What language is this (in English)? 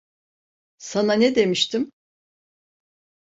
Turkish